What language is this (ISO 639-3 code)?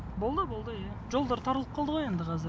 kaz